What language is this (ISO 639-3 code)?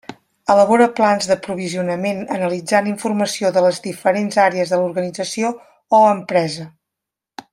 cat